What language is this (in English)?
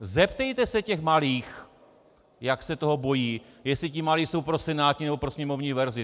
Czech